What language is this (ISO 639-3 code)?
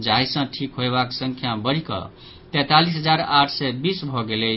mai